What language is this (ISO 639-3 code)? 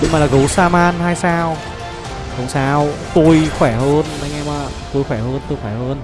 vie